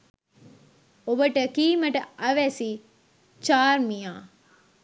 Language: Sinhala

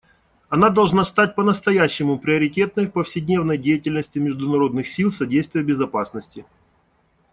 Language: Russian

